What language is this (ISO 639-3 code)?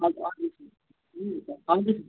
nep